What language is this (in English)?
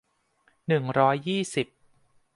Thai